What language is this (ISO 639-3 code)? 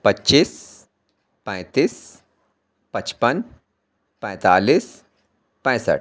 urd